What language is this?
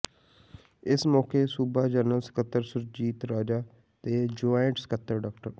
Punjabi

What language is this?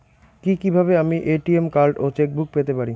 Bangla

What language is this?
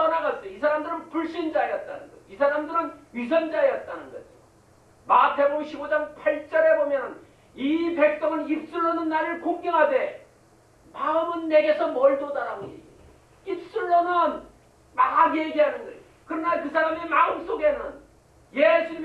Korean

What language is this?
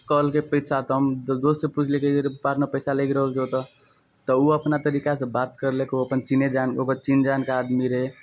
Maithili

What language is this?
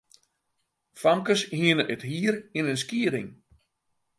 Western Frisian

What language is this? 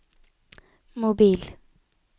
Norwegian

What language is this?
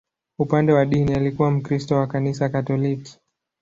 Swahili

